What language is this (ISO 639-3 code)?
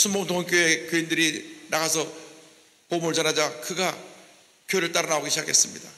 kor